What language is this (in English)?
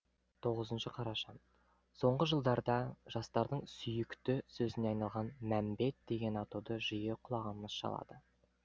Kazakh